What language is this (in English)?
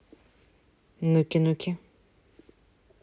Russian